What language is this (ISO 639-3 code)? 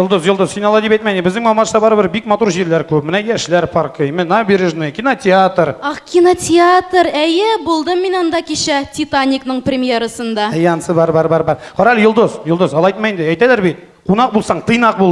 rus